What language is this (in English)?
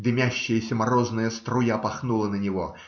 Russian